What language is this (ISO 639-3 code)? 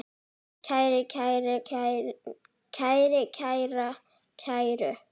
isl